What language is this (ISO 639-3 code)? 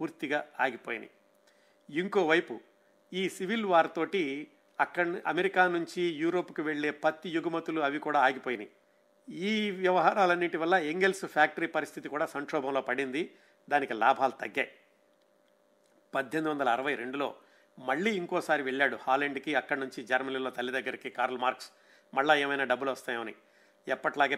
tel